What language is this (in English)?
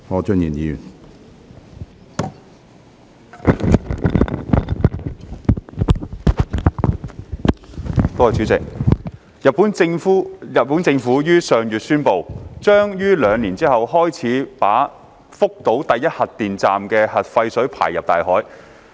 Cantonese